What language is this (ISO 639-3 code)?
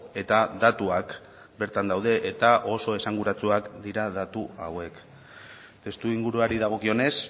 eus